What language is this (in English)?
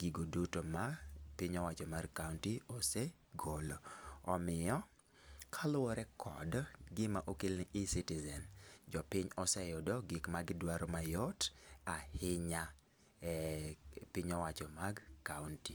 Luo (Kenya and Tanzania)